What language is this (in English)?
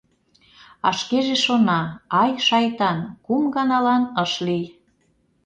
Mari